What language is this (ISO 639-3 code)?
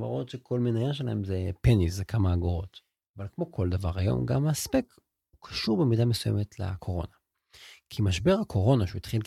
heb